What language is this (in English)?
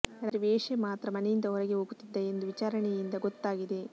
Kannada